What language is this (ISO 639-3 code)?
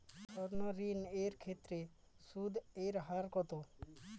ben